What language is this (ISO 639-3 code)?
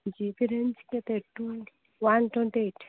ori